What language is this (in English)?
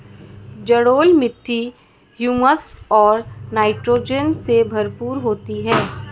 Hindi